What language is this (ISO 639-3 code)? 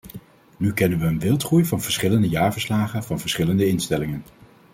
nld